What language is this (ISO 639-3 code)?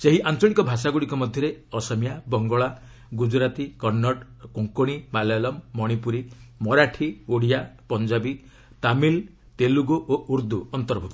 ori